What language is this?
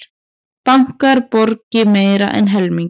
Icelandic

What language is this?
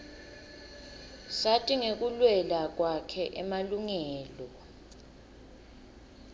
Swati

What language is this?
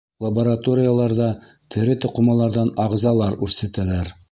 Bashkir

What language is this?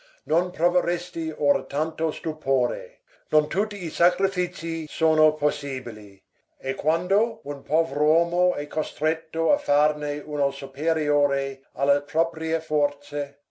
Italian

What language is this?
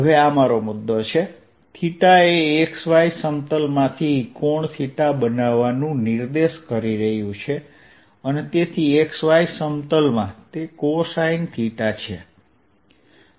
Gujarati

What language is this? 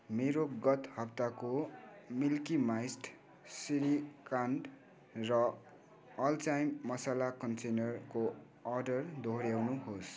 Nepali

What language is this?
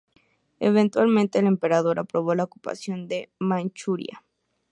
Spanish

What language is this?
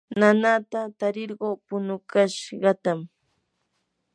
Yanahuanca Pasco Quechua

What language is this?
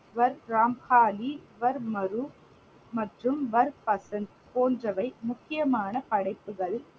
Tamil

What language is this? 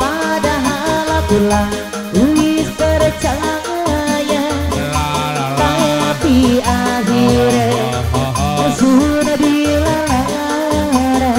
Indonesian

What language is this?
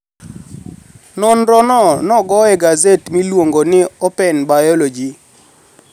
Luo (Kenya and Tanzania)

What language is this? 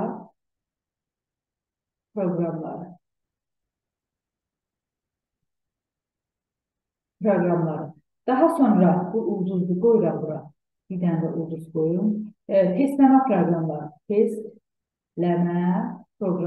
Turkish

